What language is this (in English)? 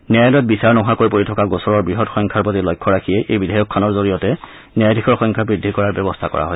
Assamese